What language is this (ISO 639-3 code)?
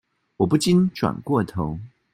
zho